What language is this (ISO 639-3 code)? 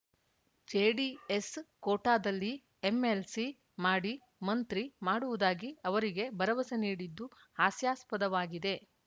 kan